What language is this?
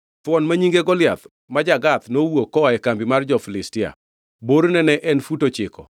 Luo (Kenya and Tanzania)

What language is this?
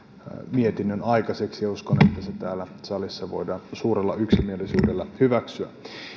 Finnish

